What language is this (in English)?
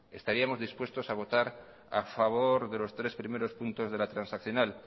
Spanish